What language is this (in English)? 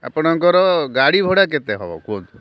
Odia